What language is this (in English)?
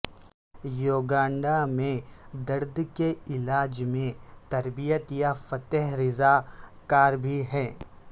Urdu